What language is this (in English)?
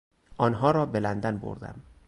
Persian